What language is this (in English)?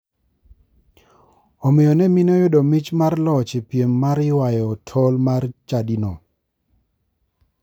Luo (Kenya and Tanzania)